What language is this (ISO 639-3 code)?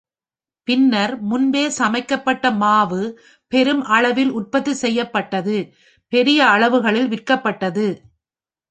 tam